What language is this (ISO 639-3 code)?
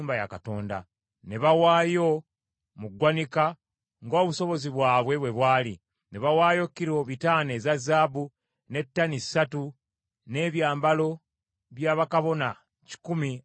lug